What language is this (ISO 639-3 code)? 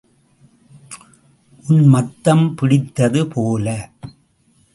tam